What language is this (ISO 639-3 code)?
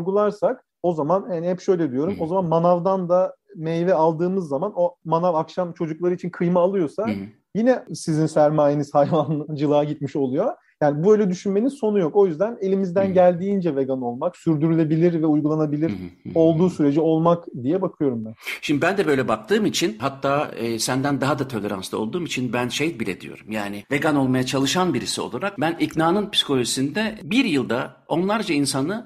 tur